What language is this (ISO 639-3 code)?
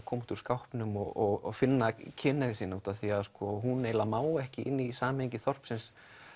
isl